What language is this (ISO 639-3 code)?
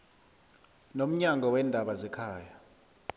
nbl